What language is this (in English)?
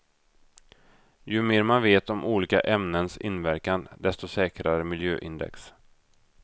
Swedish